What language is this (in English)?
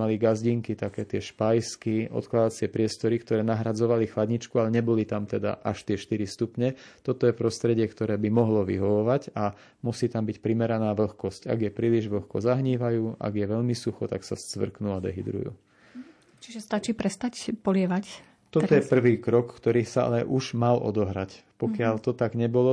Slovak